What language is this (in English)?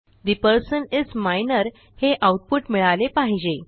Marathi